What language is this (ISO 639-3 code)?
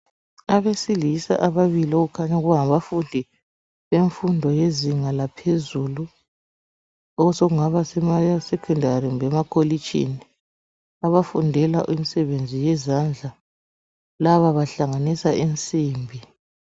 nde